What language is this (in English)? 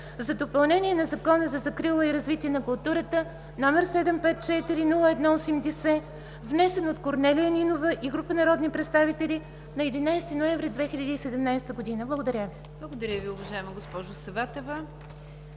Bulgarian